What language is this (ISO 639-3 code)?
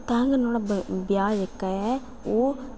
doi